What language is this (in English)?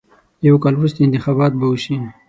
Pashto